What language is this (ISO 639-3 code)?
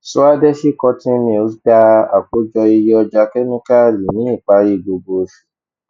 yor